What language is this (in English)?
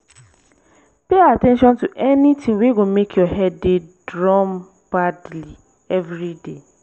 Nigerian Pidgin